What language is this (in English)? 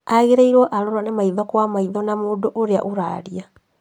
Kikuyu